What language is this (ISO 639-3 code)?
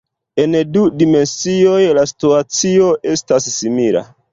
epo